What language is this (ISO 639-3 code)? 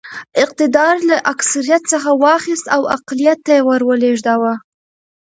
pus